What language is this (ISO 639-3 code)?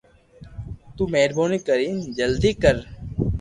lrk